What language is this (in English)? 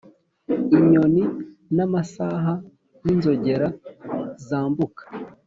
Kinyarwanda